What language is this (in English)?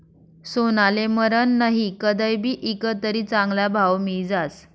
Marathi